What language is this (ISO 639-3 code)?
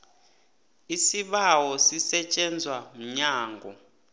nbl